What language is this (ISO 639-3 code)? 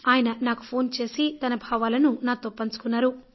tel